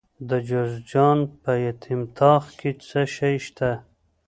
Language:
Pashto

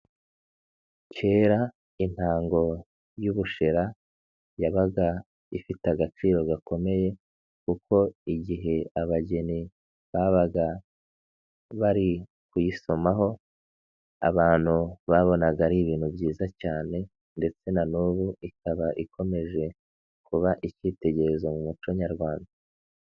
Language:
Kinyarwanda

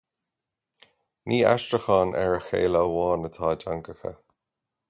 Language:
Irish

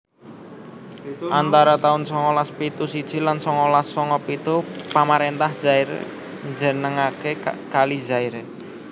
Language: Javanese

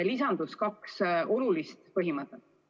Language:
Estonian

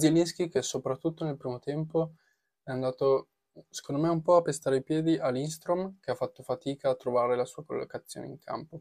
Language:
Italian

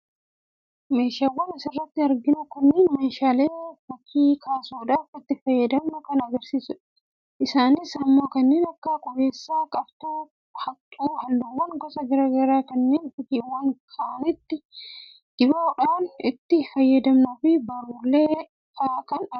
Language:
Oromo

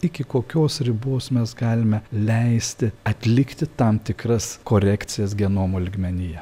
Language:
Lithuanian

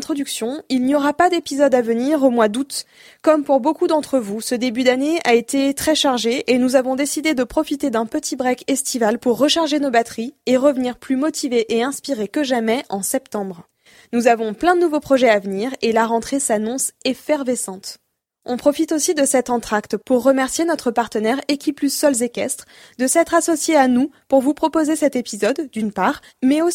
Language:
French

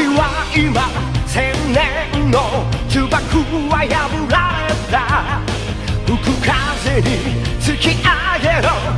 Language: Korean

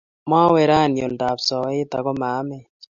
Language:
Kalenjin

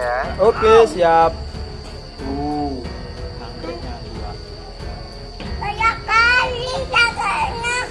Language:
Indonesian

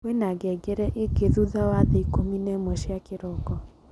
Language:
Kikuyu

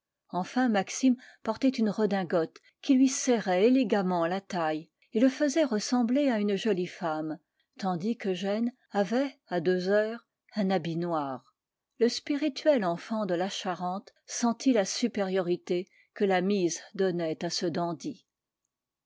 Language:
French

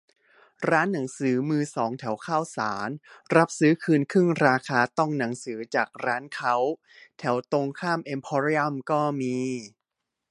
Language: Thai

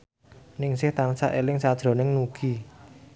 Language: Javanese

